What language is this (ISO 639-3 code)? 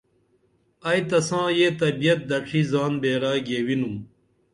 dml